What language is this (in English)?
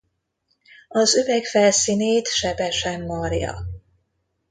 Hungarian